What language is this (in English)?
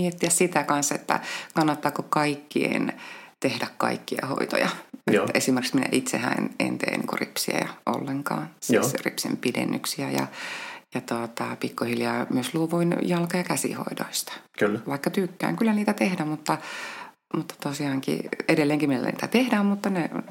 Finnish